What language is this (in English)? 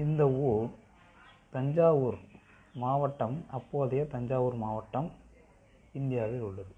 Tamil